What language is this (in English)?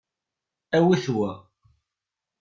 Kabyle